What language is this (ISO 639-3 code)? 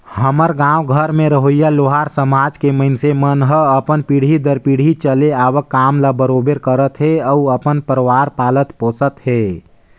hne